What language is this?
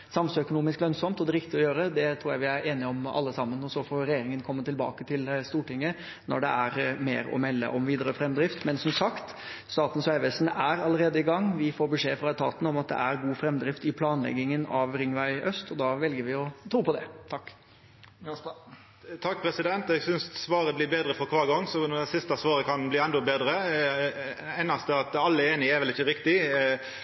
Norwegian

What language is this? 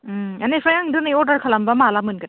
Bodo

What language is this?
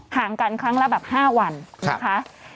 Thai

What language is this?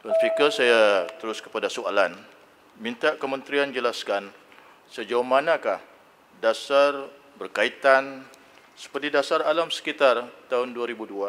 Malay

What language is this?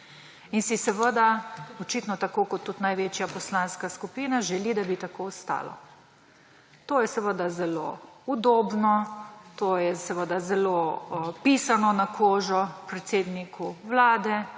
Slovenian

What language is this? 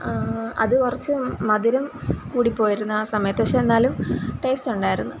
Malayalam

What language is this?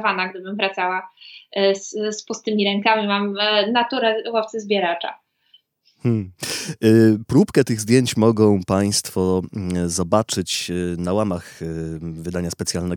Polish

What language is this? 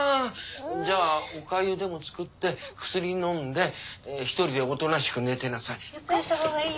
Japanese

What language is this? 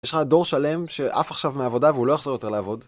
Hebrew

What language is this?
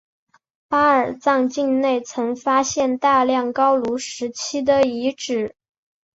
Chinese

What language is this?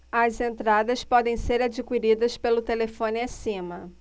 Portuguese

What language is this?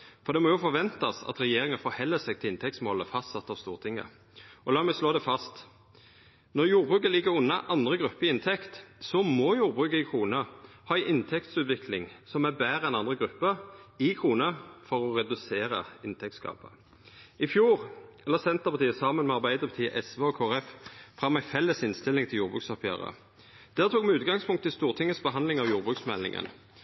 Norwegian Nynorsk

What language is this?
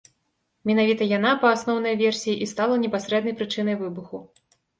Belarusian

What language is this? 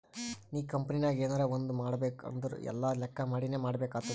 Kannada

